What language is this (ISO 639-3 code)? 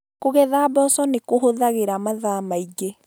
kik